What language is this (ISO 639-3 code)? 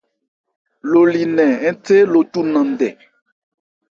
ebr